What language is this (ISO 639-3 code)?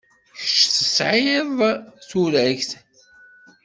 kab